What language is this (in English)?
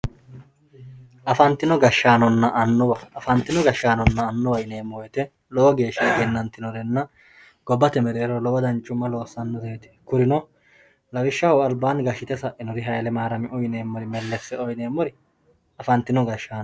Sidamo